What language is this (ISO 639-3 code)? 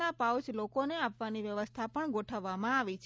guj